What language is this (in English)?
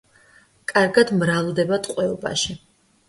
Georgian